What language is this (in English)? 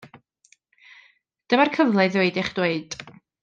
Welsh